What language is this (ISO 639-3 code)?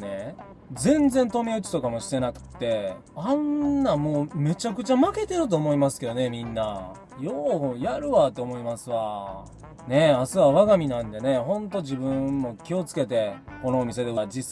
jpn